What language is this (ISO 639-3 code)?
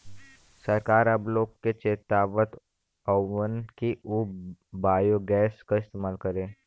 bho